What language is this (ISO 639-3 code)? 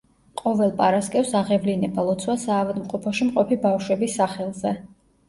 kat